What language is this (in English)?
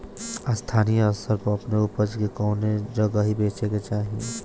Bhojpuri